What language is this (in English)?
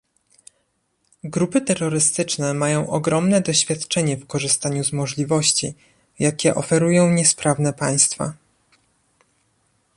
Polish